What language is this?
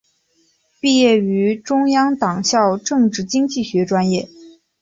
Chinese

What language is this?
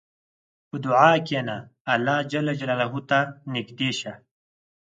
Pashto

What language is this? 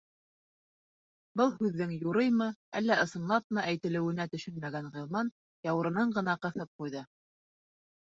Bashkir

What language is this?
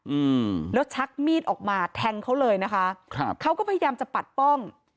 Thai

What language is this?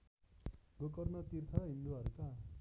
Nepali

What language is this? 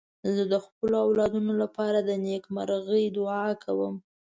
Pashto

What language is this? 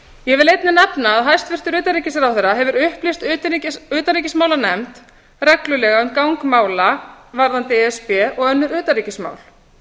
Icelandic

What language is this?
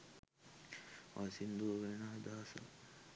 Sinhala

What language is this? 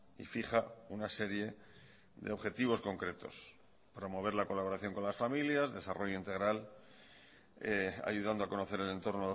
Spanish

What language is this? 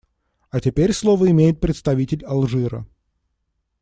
Russian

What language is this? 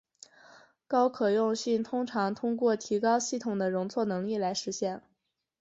Chinese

